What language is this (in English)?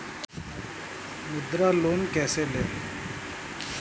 Hindi